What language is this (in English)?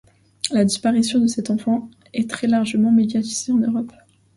French